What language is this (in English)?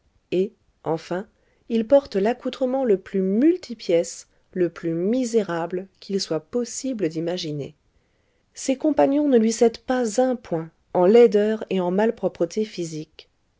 French